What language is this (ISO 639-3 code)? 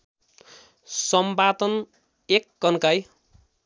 nep